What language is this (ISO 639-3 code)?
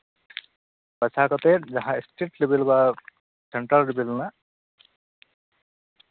sat